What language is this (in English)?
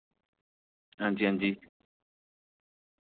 Dogri